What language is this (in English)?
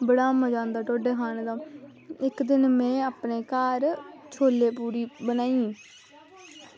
Dogri